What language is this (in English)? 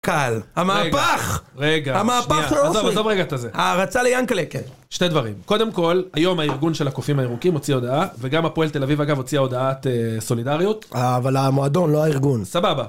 Hebrew